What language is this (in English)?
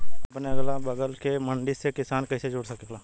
Bhojpuri